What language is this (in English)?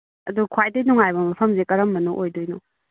Manipuri